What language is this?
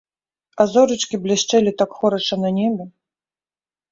Belarusian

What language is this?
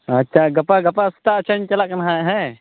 Santali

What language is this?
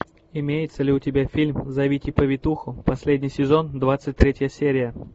Russian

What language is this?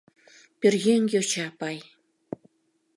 Mari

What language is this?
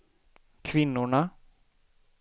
Swedish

